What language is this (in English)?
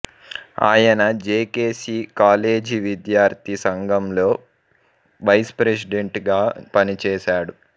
Telugu